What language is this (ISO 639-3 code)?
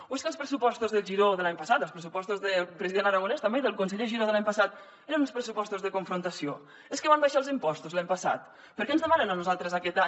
cat